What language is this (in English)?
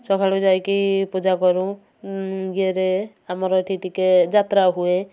Odia